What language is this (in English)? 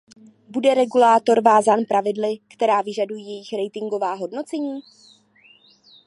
Czech